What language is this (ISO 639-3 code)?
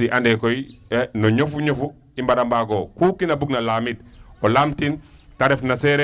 wol